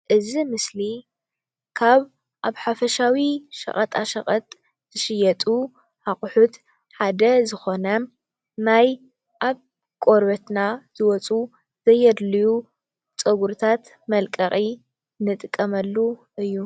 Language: Tigrinya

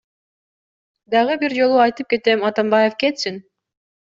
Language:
Kyrgyz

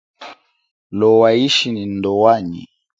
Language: Chokwe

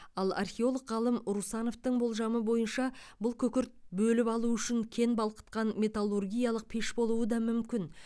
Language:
Kazakh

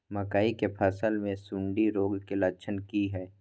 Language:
Maithili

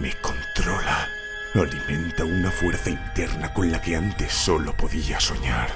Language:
Spanish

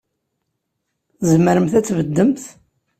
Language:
Kabyle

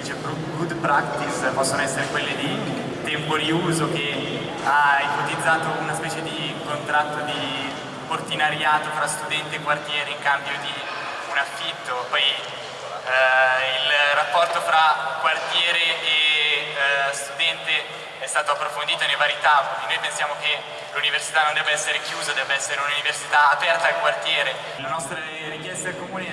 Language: Italian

